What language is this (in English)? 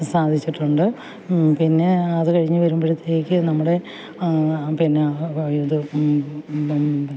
Malayalam